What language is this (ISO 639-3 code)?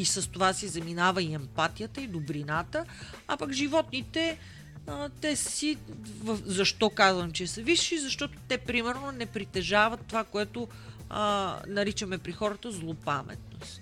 bul